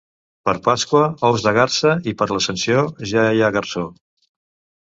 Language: Catalan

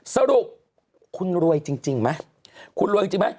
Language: Thai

